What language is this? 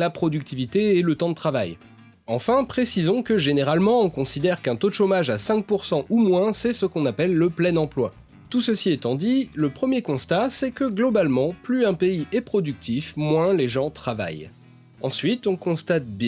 French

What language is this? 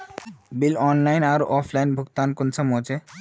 Magahi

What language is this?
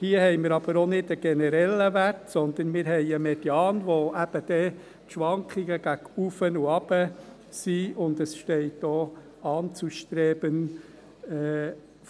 Swiss German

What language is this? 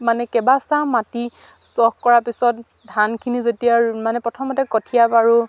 Assamese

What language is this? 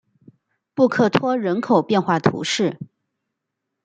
Chinese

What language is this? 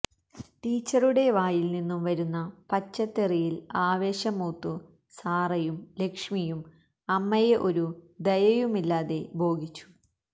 Malayalam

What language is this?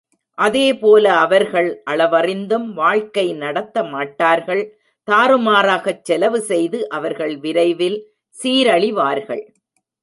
Tamil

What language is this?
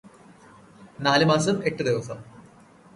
Malayalam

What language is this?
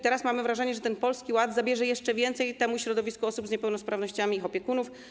Polish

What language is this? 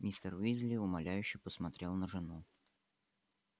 Russian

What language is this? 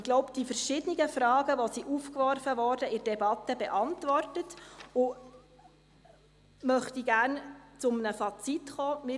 Swiss German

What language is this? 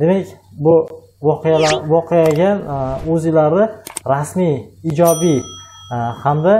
Turkish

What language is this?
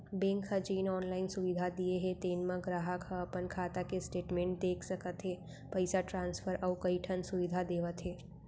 Chhattisgarhi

